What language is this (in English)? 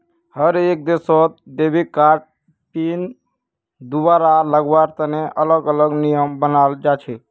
Magahi